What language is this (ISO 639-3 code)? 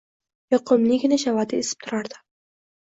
uzb